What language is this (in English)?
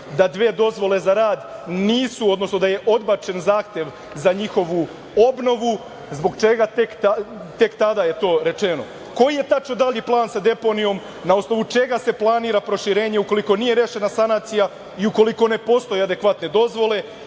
Serbian